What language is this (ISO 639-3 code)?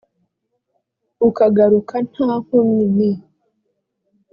kin